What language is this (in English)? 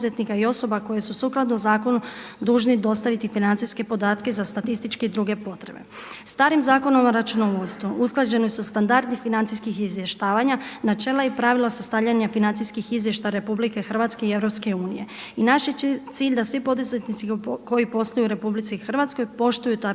Croatian